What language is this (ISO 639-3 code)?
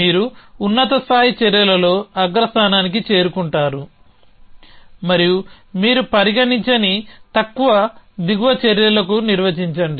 tel